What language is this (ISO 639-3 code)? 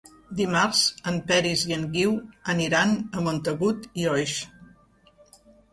cat